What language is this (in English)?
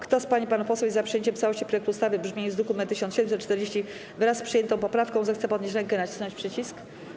Polish